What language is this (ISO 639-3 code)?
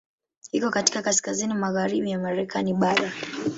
swa